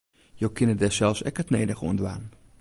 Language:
Western Frisian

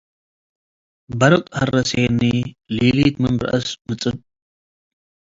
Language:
Tigre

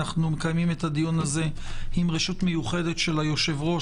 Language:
Hebrew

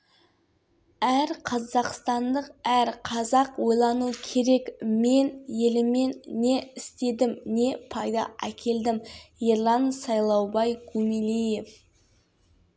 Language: Kazakh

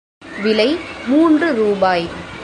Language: Tamil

